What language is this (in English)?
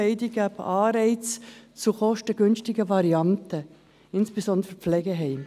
Swiss German